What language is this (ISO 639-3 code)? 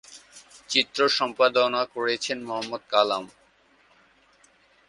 ben